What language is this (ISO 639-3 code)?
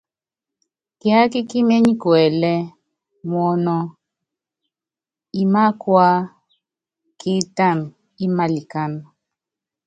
yav